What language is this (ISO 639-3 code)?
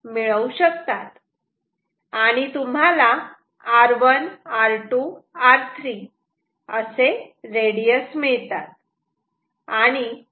mar